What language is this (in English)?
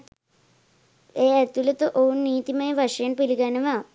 Sinhala